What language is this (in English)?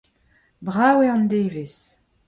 Breton